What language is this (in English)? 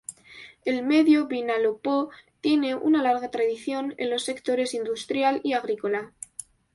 Spanish